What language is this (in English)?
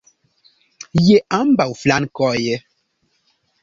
Esperanto